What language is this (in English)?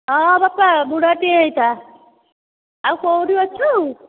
Odia